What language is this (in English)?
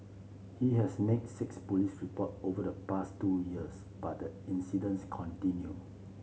English